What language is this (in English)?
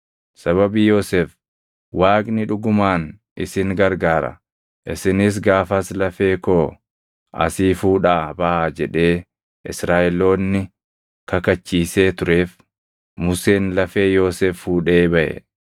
Oromo